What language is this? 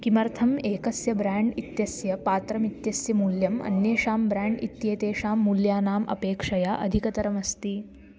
Sanskrit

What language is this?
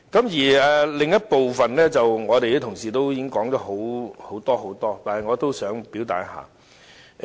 Cantonese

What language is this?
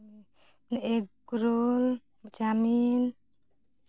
Santali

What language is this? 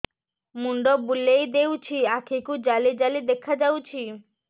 Odia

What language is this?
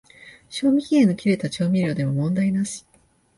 Japanese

